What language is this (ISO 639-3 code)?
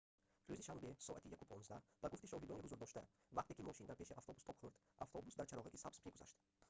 tgk